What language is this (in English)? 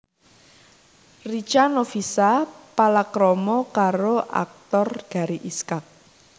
Javanese